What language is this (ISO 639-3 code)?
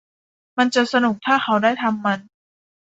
tha